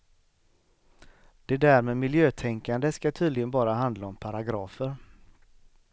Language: Swedish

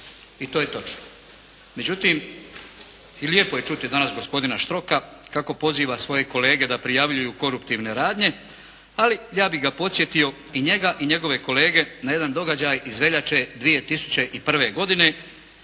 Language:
Croatian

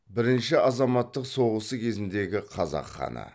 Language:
Kazakh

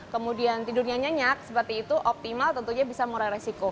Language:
Indonesian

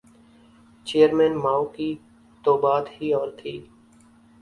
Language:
Urdu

